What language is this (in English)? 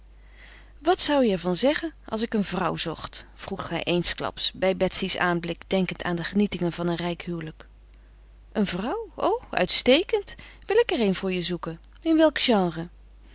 Dutch